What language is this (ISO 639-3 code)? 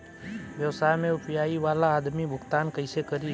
bho